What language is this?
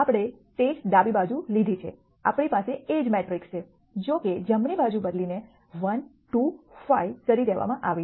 Gujarati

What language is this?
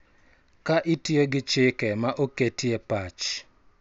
Luo (Kenya and Tanzania)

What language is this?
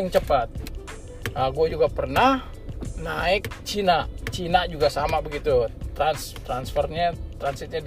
Indonesian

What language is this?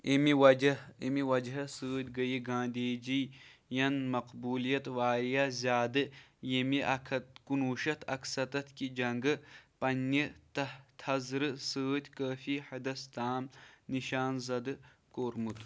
Kashmiri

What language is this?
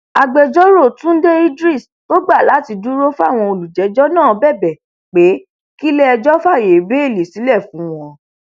Yoruba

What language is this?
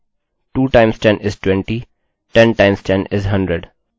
Hindi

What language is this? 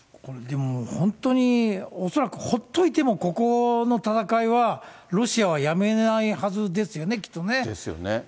Japanese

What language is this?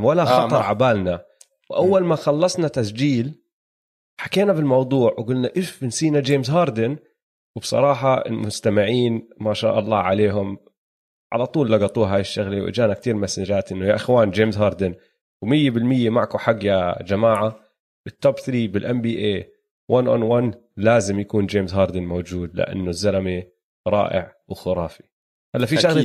Arabic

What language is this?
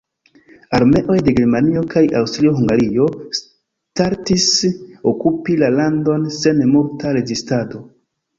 Esperanto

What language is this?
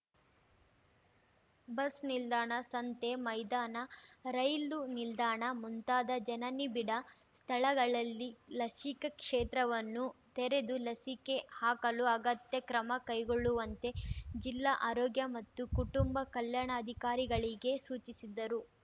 Kannada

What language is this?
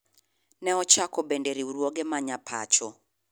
Luo (Kenya and Tanzania)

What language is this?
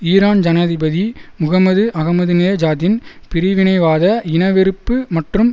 Tamil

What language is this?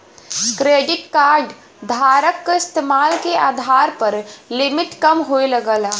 Bhojpuri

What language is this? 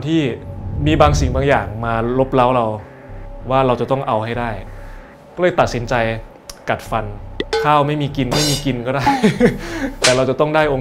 Thai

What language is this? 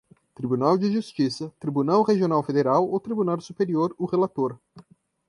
Portuguese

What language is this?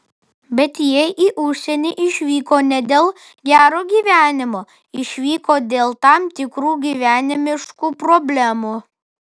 Lithuanian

